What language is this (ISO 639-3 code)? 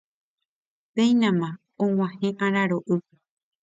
grn